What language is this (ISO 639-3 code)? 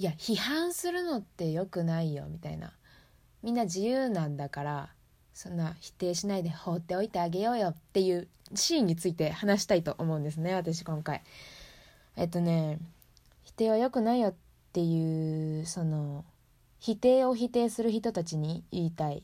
jpn